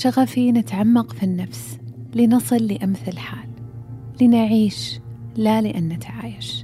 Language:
Arabic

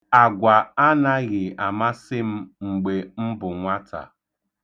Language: Igbo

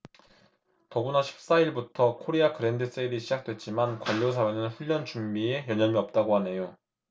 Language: Korean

